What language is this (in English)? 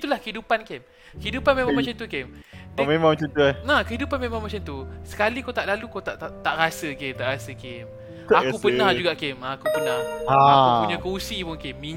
Malay